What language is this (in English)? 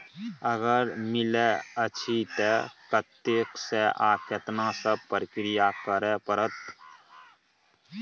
Maithili